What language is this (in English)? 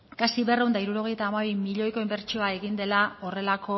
Basque